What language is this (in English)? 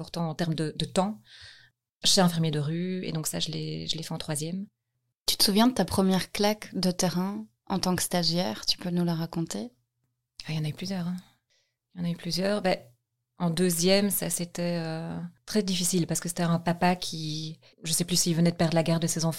French